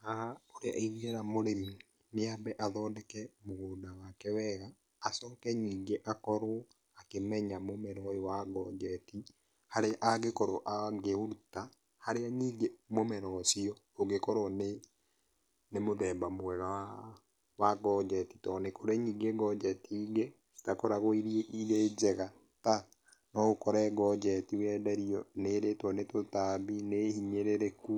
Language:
Kikuyu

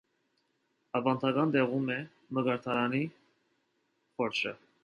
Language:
Armenian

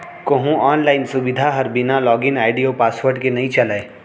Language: Chhattisgarhi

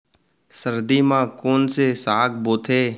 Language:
Chhattisgarhi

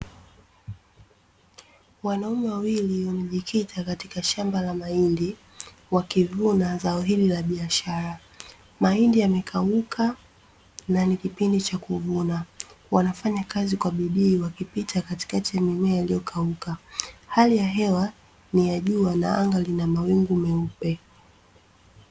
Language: Swahili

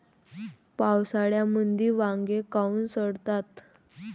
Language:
Marathi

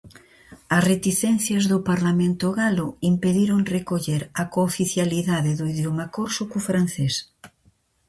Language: Galician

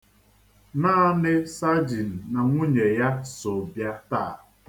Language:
Igbo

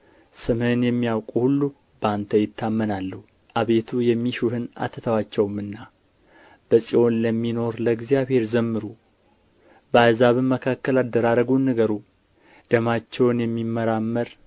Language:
Amharic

